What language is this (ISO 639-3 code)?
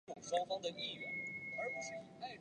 zho